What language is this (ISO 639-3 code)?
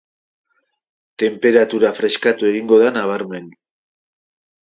eus